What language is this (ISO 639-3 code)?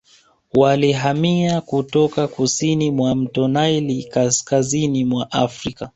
swa